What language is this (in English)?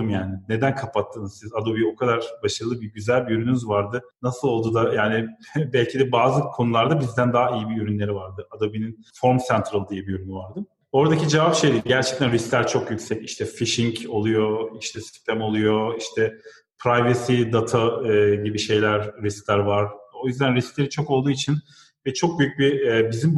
Turkish